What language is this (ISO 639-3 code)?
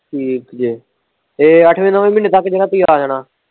pan